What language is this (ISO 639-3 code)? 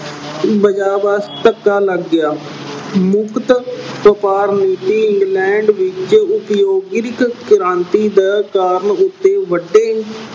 pan